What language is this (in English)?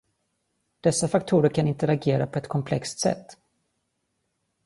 Swedish